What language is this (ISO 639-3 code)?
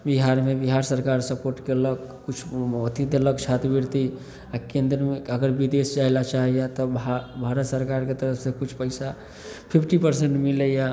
mai